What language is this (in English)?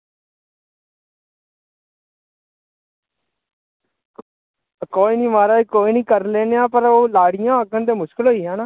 Dogri